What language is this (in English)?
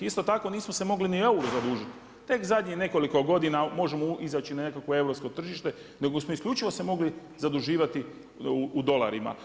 Croatian